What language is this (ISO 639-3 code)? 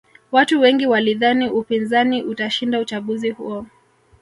swa